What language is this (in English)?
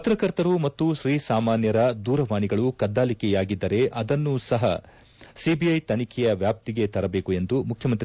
Kannada